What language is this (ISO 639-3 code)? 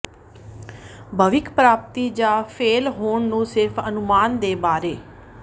pan